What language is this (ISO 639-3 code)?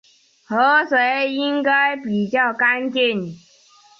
zho